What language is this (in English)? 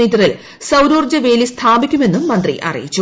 Malayalam